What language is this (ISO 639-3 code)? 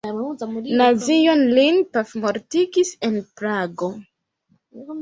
epo